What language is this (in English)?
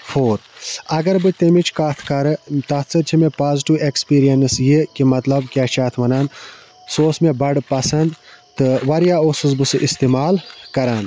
Kashmiri